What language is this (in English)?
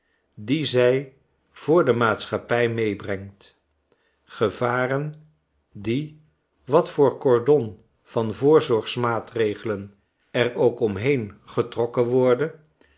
Dutch